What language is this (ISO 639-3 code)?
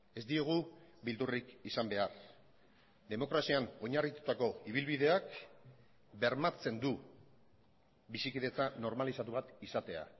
eus